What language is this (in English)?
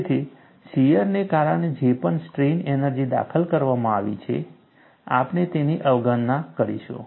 Gujarati